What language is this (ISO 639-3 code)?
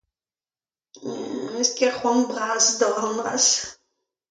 bre